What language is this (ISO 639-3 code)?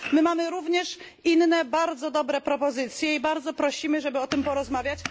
pol